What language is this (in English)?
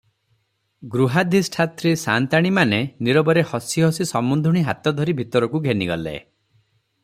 Odia